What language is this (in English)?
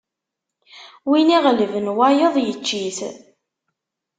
Kabyle